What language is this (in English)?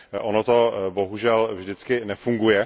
Czech